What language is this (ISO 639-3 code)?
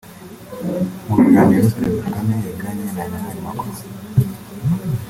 kin